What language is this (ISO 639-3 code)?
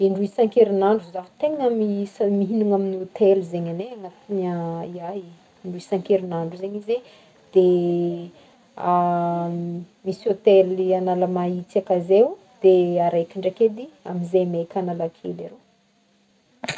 bmm